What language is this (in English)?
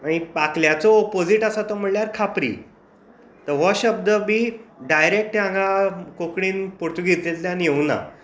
Konkani